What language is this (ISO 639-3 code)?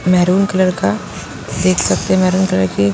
hin